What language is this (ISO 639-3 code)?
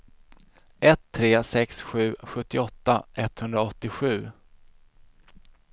swe